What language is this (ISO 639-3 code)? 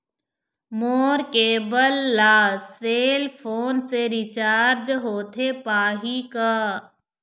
hne